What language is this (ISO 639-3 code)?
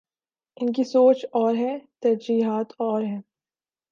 urd